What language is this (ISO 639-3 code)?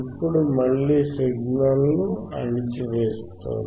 tel